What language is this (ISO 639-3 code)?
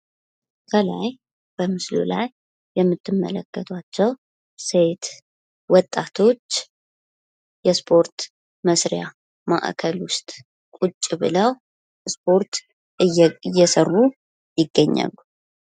amh